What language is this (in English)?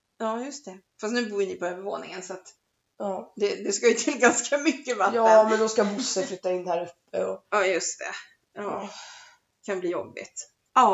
Swedish